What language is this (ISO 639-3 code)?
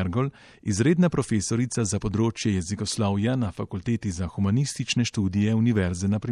ita